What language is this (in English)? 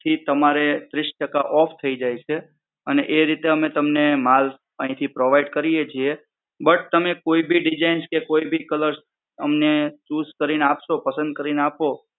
Gujarati